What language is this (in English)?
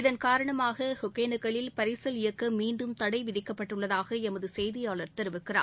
Tamil